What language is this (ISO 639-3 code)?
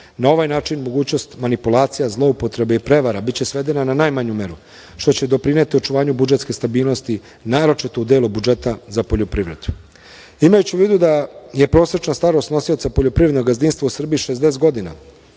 srp